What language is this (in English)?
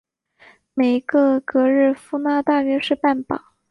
Chinese